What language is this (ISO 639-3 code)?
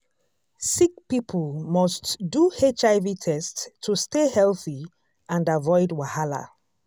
pcm